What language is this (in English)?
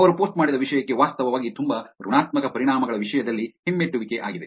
Kannada